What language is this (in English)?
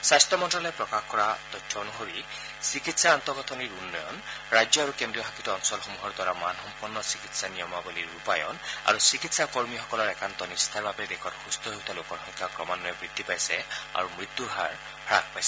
Assamese